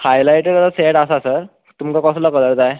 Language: Konkani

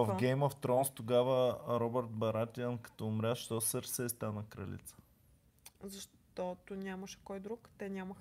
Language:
Bulgarian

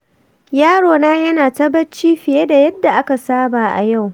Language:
Hausa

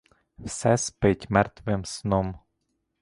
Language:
Ukrainian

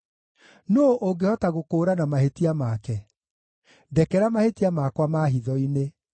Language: Kikuyu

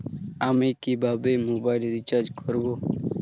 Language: Bangla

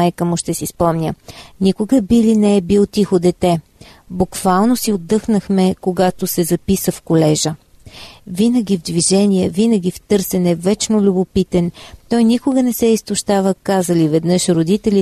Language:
Bulgarian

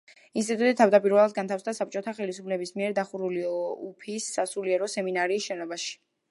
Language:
Georgian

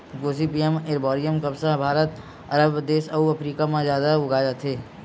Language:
Chhattisgarhi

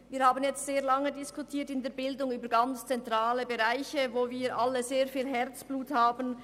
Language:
Swiss German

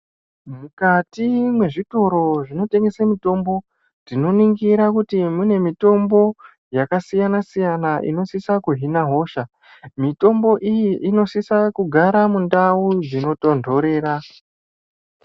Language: Ndau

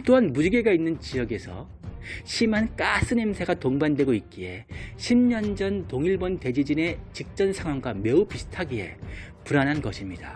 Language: Korean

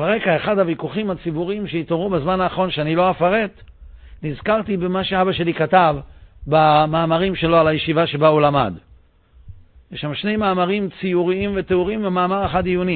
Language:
Hebrew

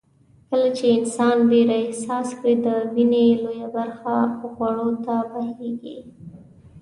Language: Pashto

